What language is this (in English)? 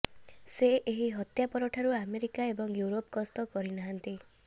Odia